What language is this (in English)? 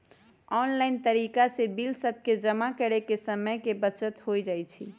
Magahi